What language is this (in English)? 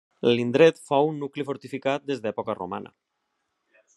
Catalan